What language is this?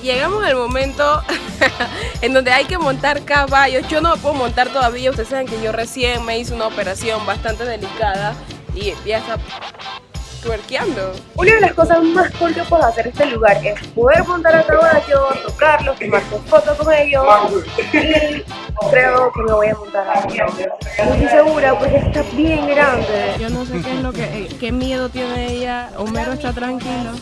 Spanish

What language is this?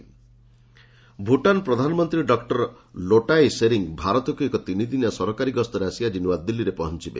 Odia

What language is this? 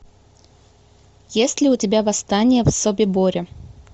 Russian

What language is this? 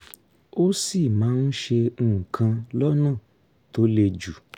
Yoruba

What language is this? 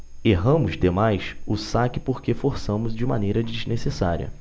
Portuguese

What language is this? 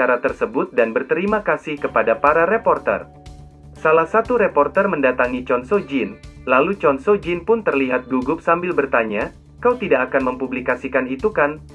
Indonesian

